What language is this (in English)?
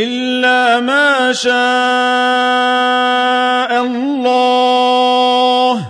Arabic